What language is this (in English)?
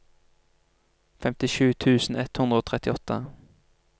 Norwegian